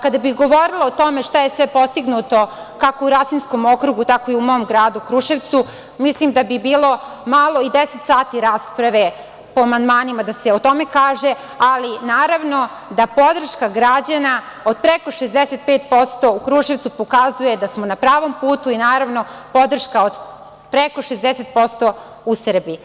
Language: Serbian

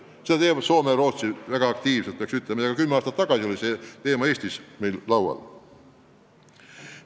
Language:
Estonian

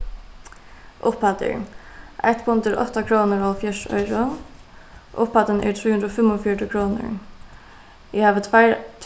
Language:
Faroese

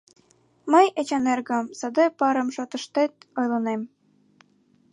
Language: Mari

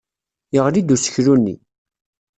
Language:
Kabyle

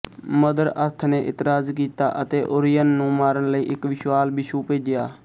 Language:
Punjabi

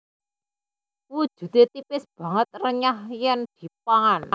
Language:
Javanese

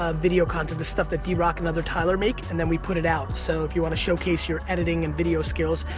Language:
English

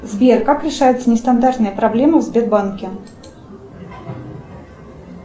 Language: Russian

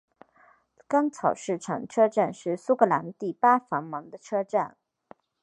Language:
Chinese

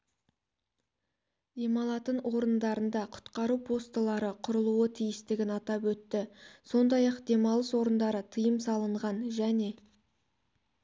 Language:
Kazakh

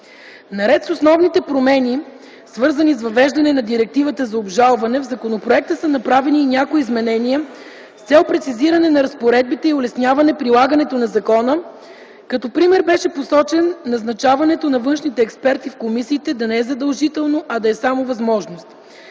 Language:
Bulgarian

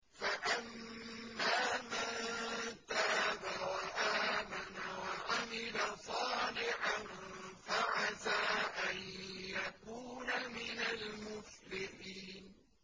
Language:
Arabic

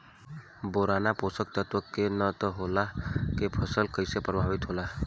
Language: Bhojpuri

